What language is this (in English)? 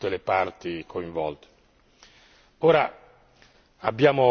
Italian